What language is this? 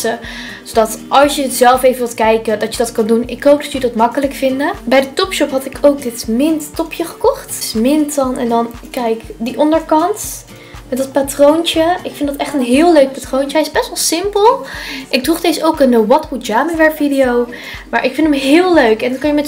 Dutch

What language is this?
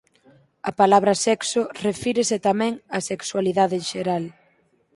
Galician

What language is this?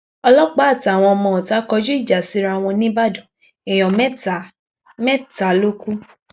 Yoruba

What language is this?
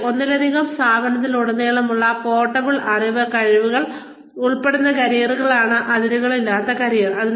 Malayalam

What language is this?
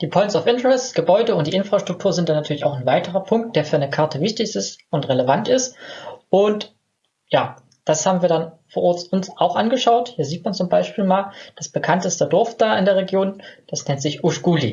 German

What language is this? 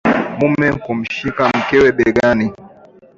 Swahili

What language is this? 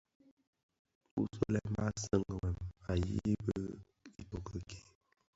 Bafia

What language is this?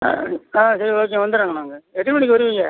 Tamil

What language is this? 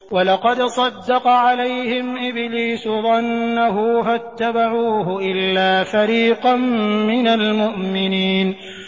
Arabic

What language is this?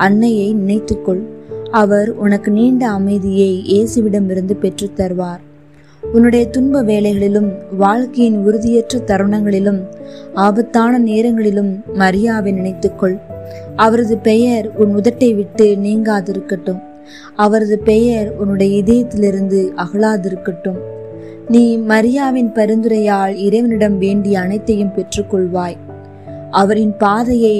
Tamil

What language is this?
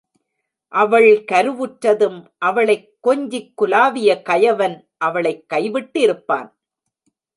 Tamil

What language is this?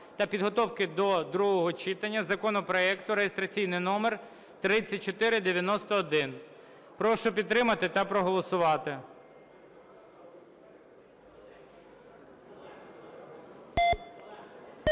Ukrainian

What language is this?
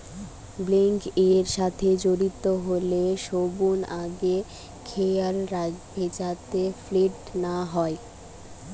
Bangla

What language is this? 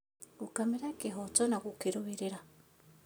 Kikuyu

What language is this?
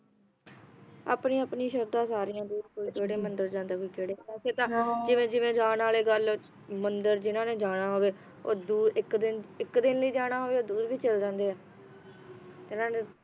Punjabi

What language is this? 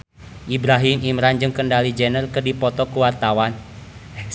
Sundanese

